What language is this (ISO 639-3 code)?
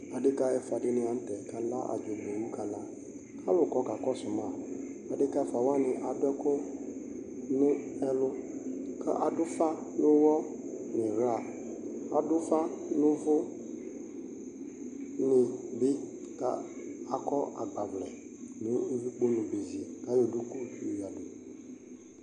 kpo